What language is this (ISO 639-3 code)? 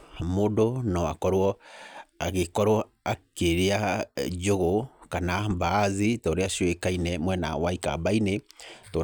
kik